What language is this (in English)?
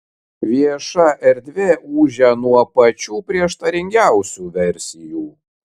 Lithuanian